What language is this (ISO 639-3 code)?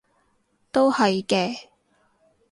yue